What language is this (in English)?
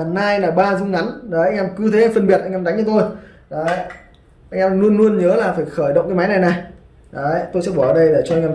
Vietnamese